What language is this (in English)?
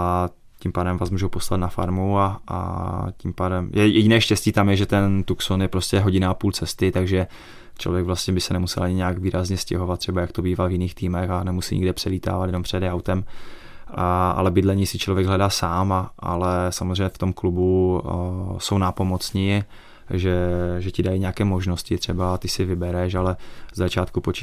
Czech